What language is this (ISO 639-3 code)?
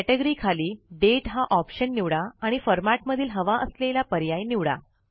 mar